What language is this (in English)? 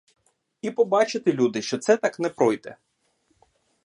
Ukrainian